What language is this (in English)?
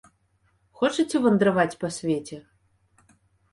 Belarusian